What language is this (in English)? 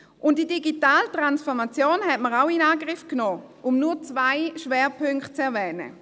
Swiss German